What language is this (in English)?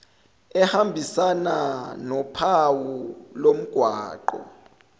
Zulu